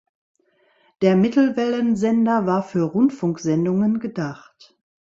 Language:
German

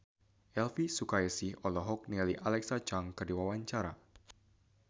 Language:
Sundanese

